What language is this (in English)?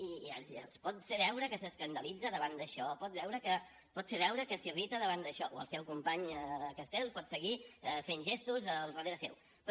Catalan